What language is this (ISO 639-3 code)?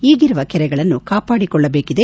kan